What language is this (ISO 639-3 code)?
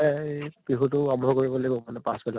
asm